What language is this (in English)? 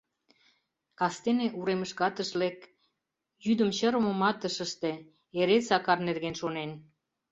Mari